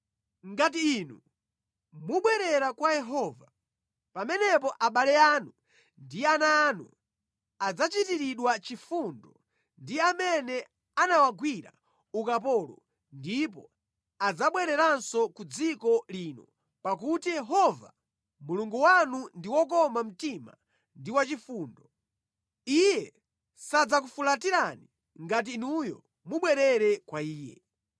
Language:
Nyanja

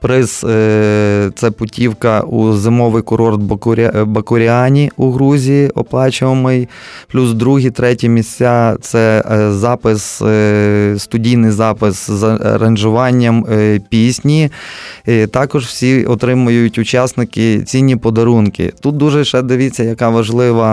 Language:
Ukrainian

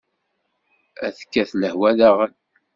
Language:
Kabyle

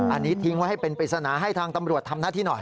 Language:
Thai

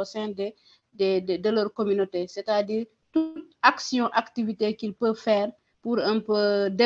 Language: French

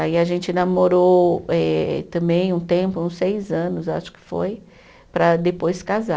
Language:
Portuguese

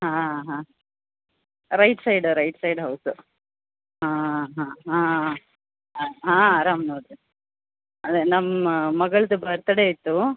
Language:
Kannada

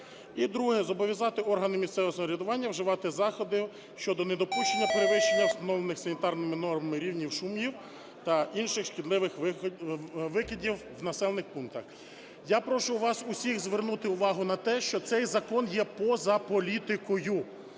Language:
Ukrainian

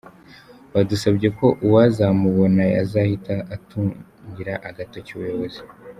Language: Kinyarwanda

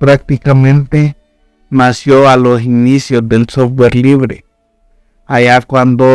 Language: Spanish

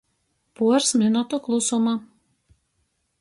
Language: Latgalian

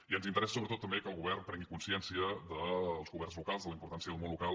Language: Catalan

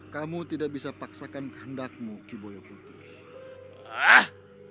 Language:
Indonesian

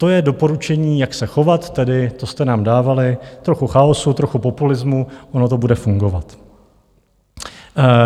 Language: Czech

